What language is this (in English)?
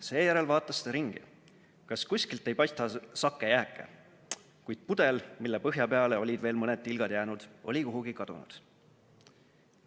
Estonian